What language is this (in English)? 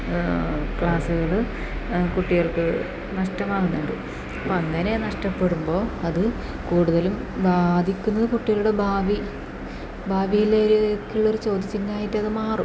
Malayalam